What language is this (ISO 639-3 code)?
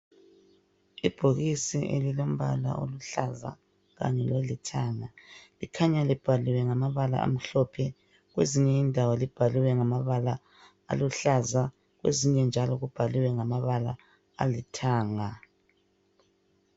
nde